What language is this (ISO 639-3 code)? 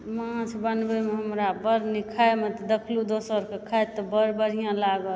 mai